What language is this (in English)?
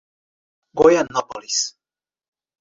Portuguese